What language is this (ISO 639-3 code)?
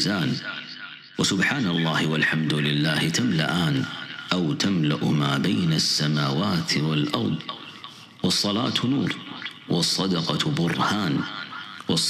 ara